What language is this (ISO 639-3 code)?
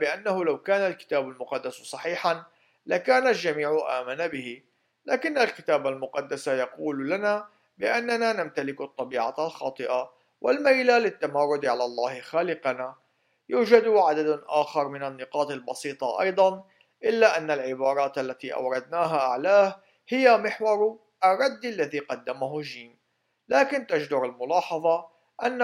ara